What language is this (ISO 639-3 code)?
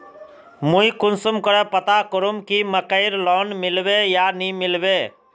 mag